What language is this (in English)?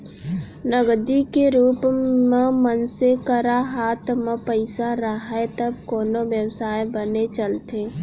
Chhattisgarhi